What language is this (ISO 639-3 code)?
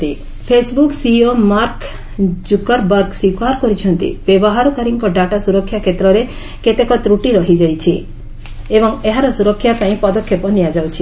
ori